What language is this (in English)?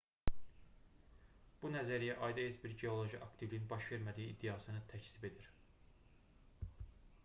Azerbaijani